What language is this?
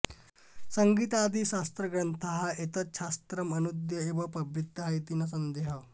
Sanskrit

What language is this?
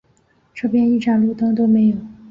Chinese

